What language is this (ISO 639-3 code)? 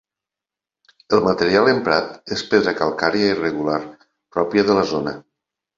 cat